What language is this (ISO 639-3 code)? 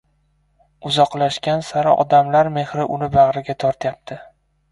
uzb